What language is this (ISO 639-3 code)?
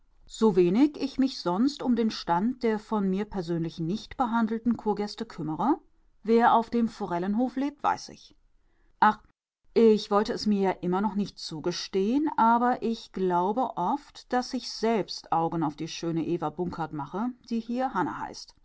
deu